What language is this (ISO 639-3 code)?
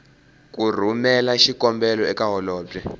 tso